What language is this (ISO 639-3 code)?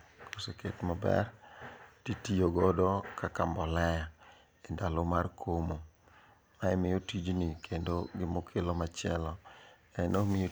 luo